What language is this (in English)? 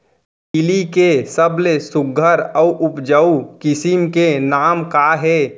Chhattisgarhi